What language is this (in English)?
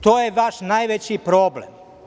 Serbian